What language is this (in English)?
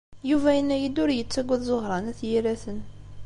Kabyle